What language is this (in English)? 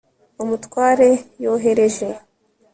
Kinyarwanda